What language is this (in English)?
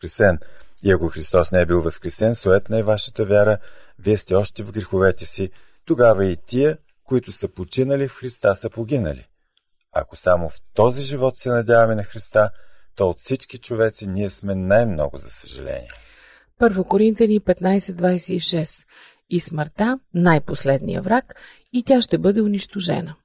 Bulgarian